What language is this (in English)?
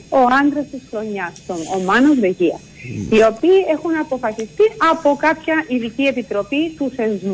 Greek